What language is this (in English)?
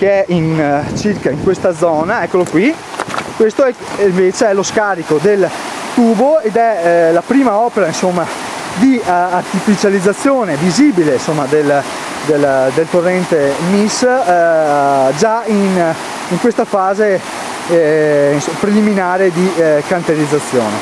Italian